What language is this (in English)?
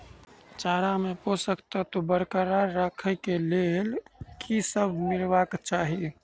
Maithili